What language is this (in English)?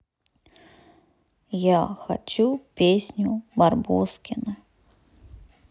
Russian